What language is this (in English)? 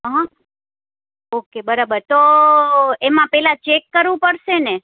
Gujarati